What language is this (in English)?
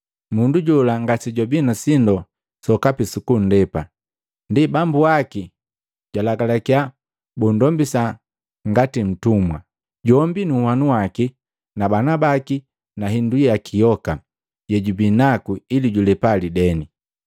Matengo